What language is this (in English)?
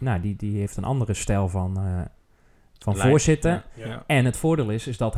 Dutch